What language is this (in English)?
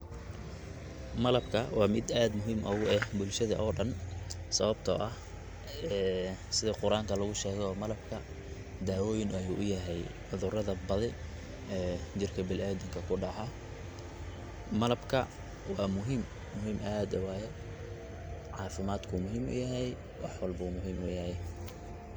Somali